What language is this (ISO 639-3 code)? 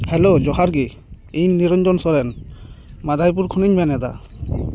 sat